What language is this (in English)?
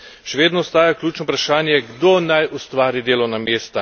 Slovenian